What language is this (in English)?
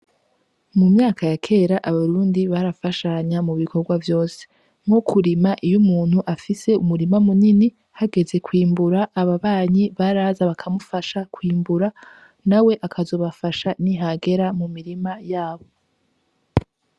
Rundi